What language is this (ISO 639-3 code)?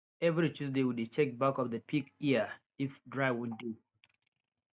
pcm